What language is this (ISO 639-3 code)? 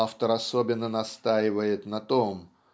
rus